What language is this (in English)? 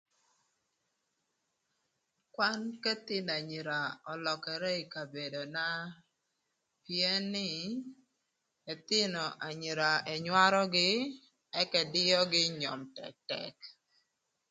Thur